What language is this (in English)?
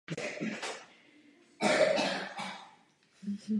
Czech